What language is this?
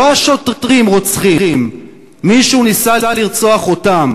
Hebrew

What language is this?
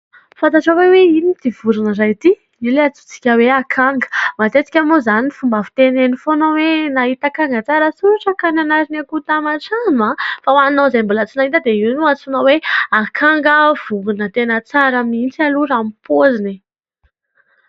Malagasy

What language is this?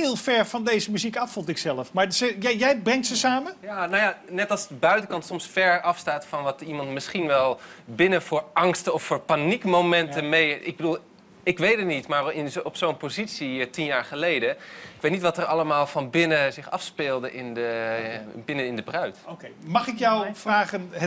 Dutch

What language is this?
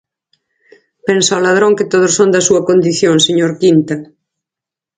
Galician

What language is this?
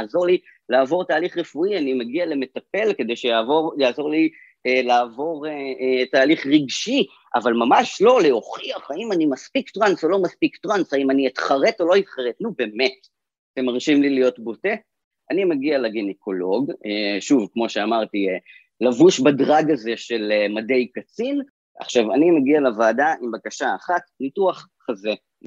Hebrew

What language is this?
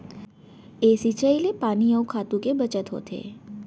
Chhattisgarhi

